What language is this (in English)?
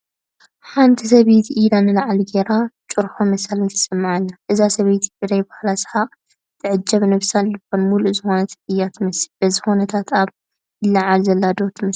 Tigrinya